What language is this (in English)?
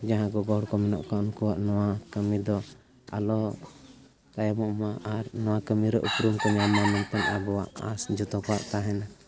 Santali